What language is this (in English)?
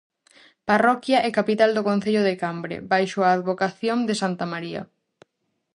Galician